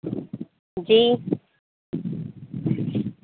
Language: Urdu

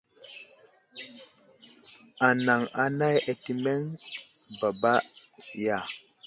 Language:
Wuzlam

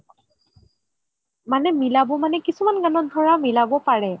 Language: Assamese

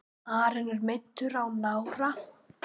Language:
Icelandic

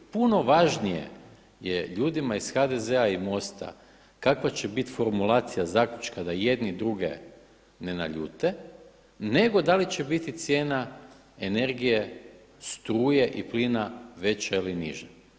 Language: Croatian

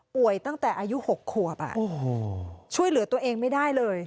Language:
Thai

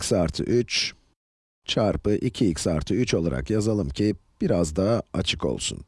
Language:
Turkish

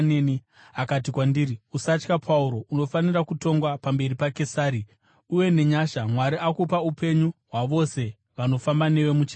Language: Shona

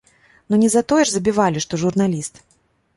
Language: Belarusian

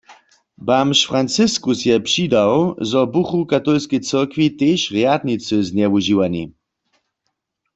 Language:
Upper Sorbian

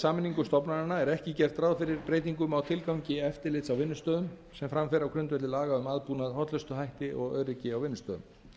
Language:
Icelandic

